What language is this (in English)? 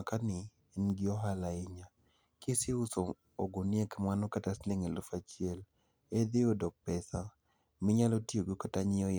Luo (Kenya and Tanzania)